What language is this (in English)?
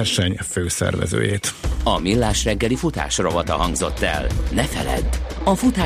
Hungarian